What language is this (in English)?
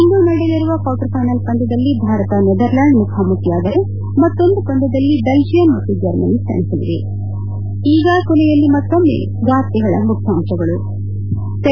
Kannada